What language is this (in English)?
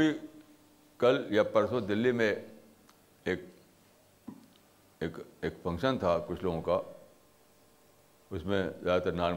Urdu